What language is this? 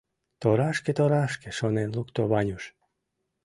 Mari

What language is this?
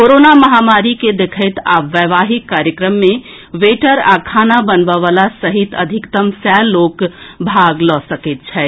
Maithili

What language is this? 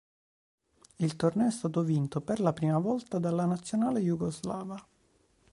Italian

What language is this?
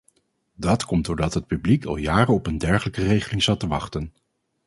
Dutch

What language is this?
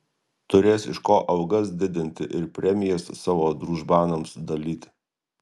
Lithuanian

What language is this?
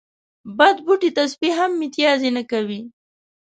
Pashto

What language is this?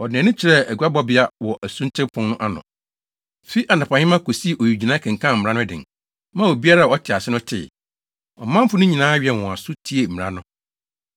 Akan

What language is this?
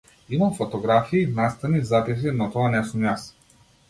Macedonian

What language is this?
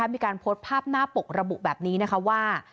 Thai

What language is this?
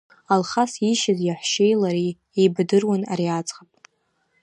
Abkhazian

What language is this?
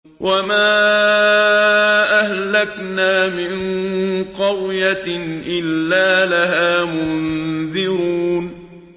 Arabic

